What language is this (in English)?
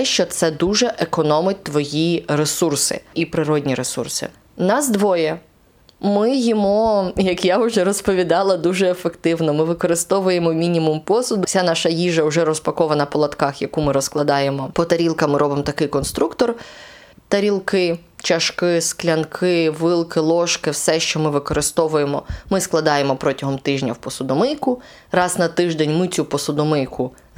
Ukrainian